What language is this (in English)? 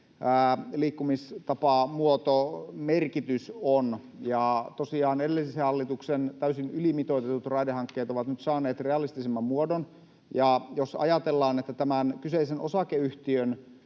Finnish